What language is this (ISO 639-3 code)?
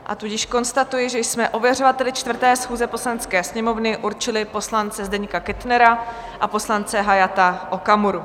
ces